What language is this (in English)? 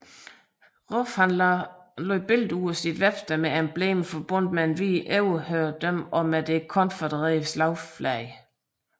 Danish